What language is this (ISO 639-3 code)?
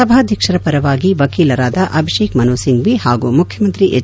kan